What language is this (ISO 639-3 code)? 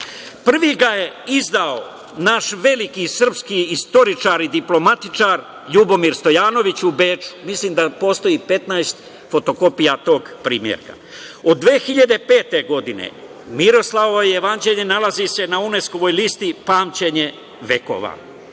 srp